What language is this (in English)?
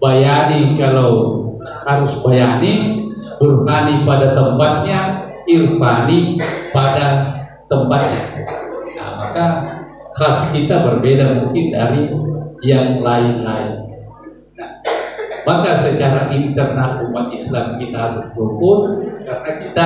Indonesian